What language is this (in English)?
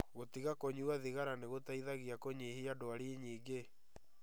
Kikuyu